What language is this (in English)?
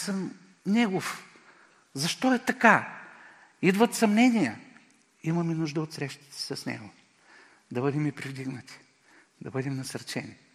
Bulgarian